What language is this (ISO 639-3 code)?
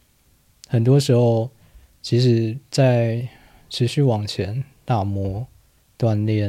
zho